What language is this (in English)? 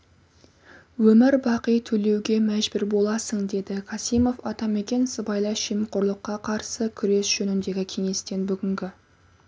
Kazakh